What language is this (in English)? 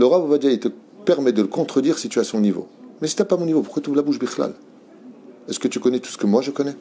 French